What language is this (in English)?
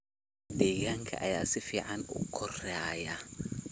Somali